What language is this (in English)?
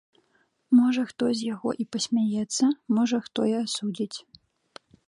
Belarusian